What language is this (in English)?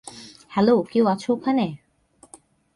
Bangla